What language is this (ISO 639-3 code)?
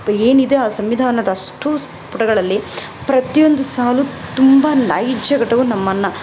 kan